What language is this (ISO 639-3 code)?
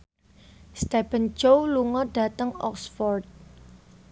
jav